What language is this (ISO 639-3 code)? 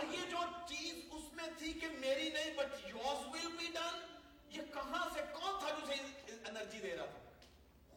urd